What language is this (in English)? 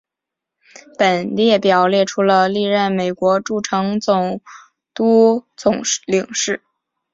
Chinese